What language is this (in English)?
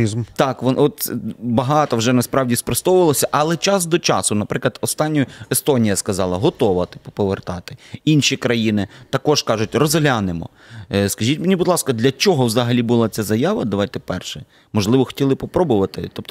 Ukrainian